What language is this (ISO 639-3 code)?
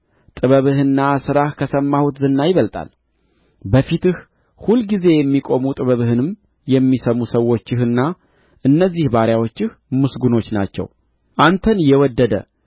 amh